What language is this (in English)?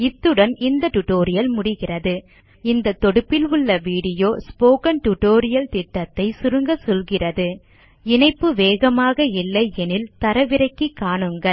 Tamil